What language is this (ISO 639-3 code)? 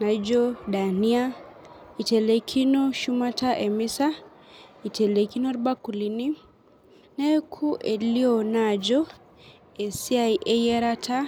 mas